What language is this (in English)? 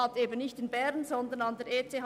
Swiss German